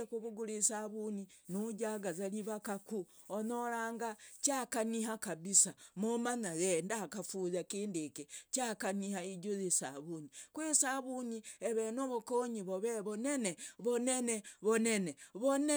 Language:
Logooli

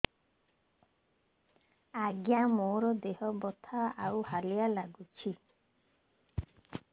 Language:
Odia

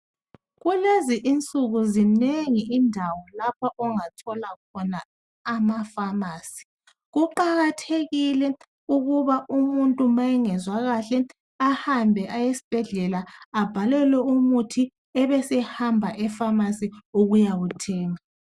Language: North Ndebele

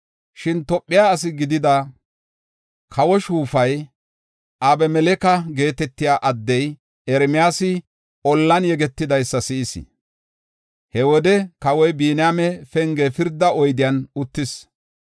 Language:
Gofa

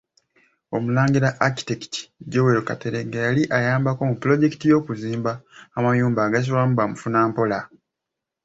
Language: Ganda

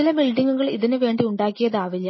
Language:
Malayalam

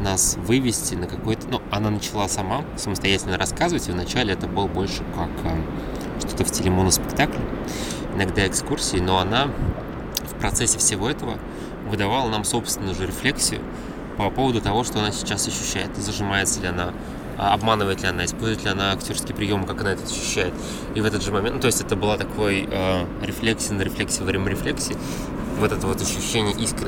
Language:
Russian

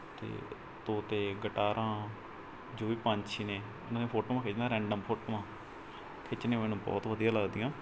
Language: Punjabi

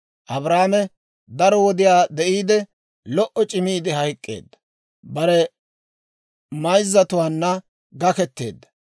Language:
Dawro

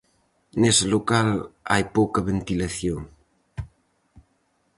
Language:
Galician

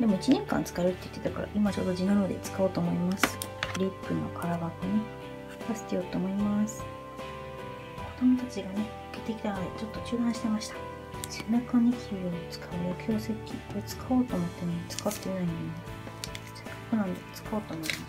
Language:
Japanese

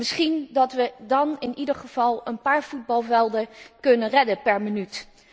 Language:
Dutch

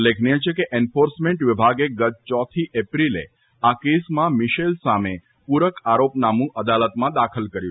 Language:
Gujarati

